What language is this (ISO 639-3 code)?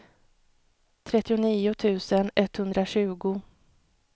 swe